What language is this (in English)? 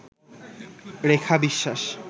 Bangla